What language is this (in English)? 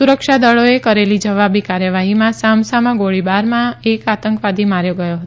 Gujarati